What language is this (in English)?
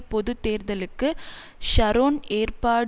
Tamil